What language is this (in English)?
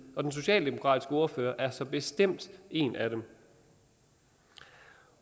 Danish